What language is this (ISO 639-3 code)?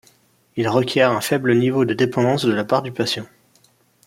fra